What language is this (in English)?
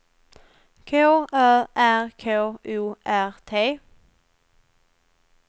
Swedish